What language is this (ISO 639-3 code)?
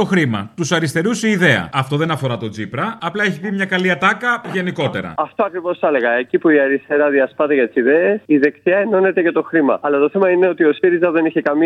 ell